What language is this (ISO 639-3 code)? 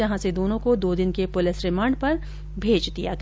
hin